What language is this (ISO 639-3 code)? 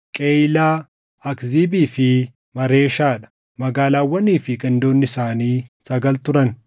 orm